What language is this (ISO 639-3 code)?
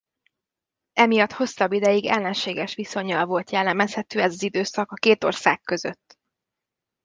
hun